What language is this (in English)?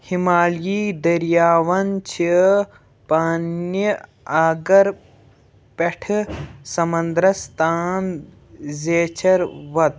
Kashmiri